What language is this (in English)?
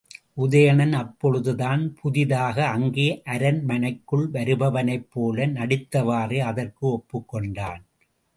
Tamil